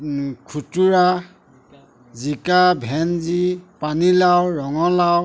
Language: Assamese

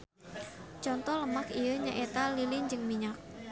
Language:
Sundanese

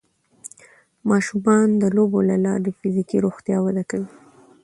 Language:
Pashto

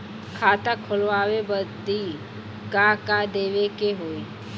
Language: Bhojpuri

